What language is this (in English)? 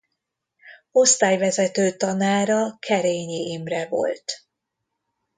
Hungarian